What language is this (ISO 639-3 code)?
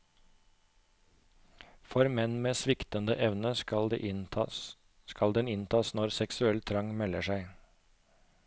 nor